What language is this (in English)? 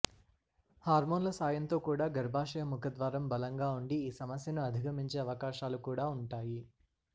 Telugu